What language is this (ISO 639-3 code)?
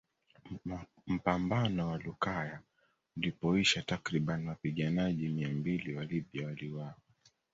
swa